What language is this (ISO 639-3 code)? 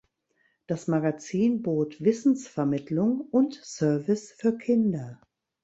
deu